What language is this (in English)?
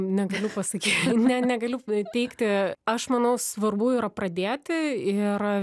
Lithuanian